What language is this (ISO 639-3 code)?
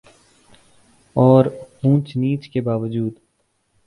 urd